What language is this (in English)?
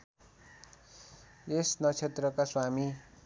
Nepali